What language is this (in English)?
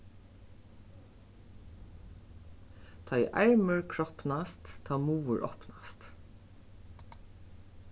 Faroese